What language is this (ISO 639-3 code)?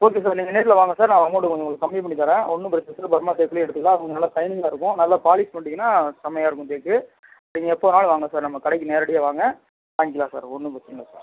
tam